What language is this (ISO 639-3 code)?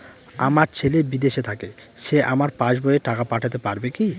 ben